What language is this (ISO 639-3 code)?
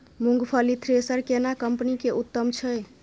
mai